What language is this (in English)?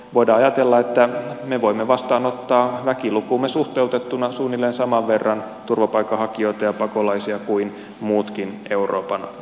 Finnish